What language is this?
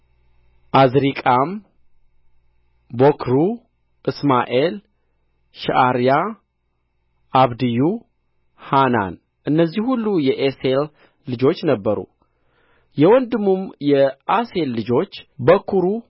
Amharic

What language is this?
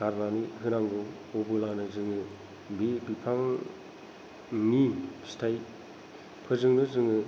Bodo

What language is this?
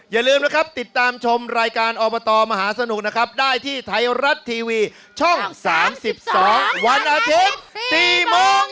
Thai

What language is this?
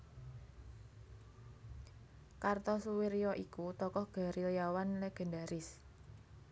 Javanese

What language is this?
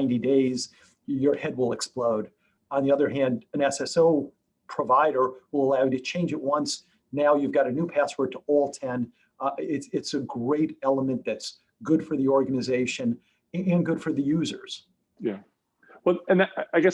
English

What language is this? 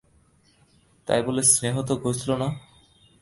Bangla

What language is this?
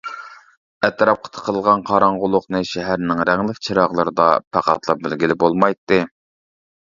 Uyghur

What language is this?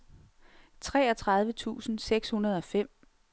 Danish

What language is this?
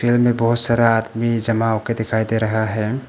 Hindi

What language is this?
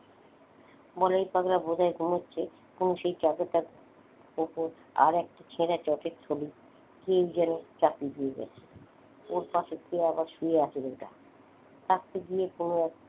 Bangla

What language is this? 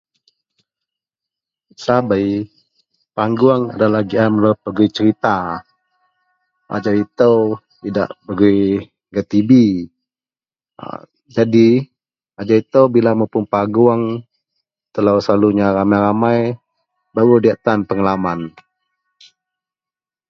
Central Melanau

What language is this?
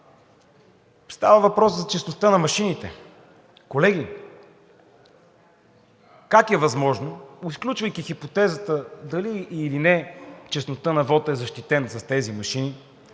Bulgarian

